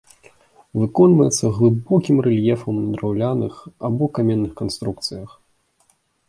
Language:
Belarusian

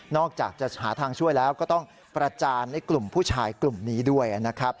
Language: Thai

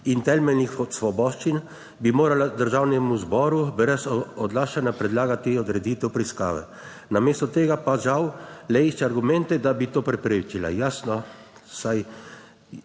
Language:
Slovenian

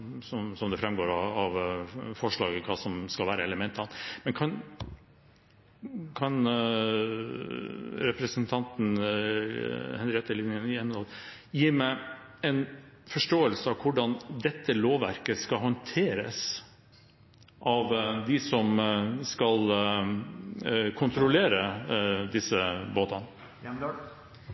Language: Norwegian Bokmål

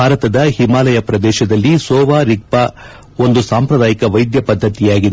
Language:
Kannada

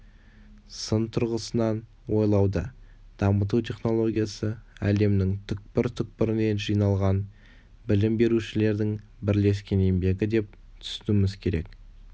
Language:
Kazakh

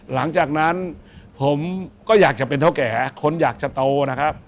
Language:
Thai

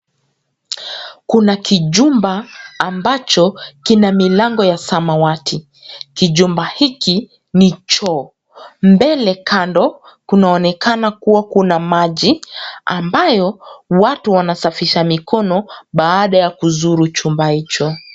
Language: Swahili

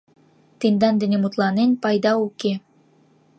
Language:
Mari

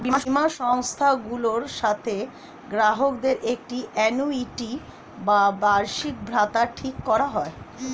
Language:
Bangla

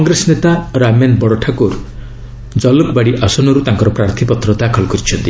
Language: Odia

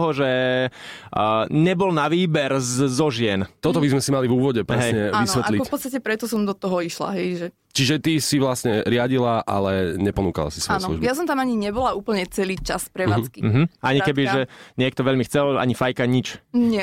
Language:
Slovak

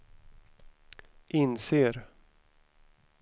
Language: Swedish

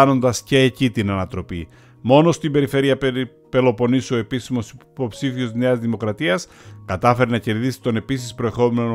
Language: Greek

